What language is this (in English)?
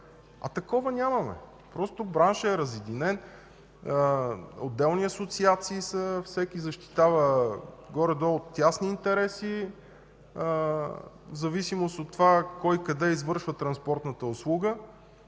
Bulgarian